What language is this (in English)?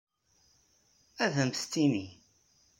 Kabyle